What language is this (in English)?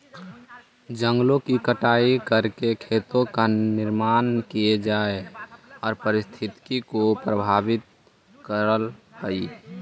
Magahi